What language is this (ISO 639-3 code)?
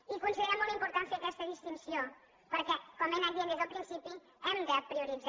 cat